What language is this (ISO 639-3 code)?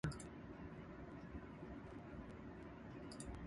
eng